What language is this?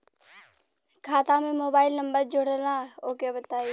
Bhojpuri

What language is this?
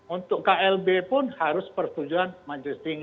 Indonesian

